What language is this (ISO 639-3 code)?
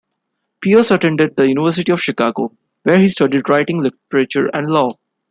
eng